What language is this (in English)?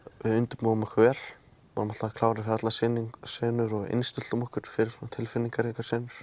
Icelandic